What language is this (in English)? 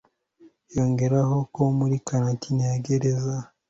Kinyarwanda